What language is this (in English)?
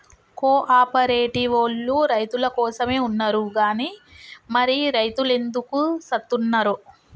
Telugu